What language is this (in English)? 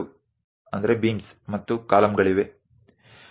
Gujarati